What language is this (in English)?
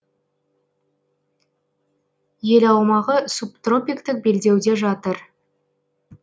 Kazakh